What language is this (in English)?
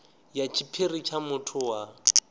Venda